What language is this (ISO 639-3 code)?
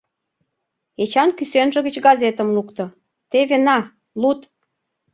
chm